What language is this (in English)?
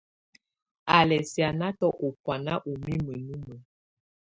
Tunen